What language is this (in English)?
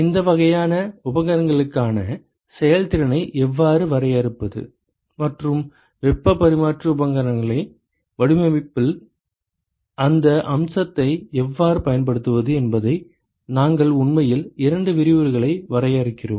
Tamil